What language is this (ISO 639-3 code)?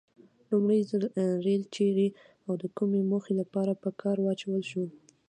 pus